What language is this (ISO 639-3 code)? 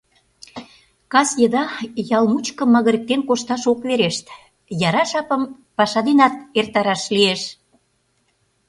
chm